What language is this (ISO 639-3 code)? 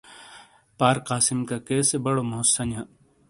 scl